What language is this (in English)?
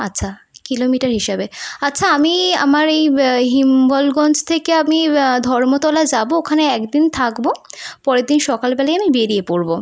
Bangla